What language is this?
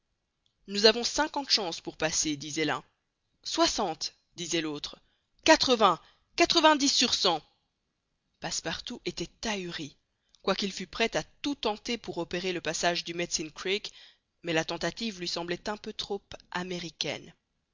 French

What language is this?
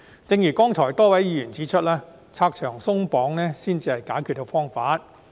Cantonese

